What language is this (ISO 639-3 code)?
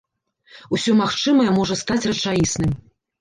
bel